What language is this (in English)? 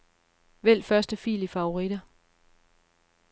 Danish